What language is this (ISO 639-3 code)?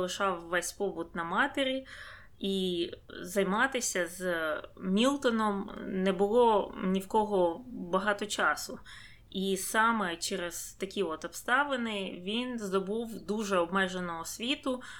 ukr